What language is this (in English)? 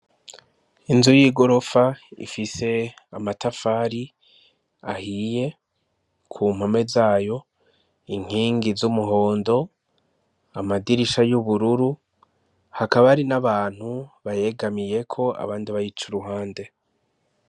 Rundi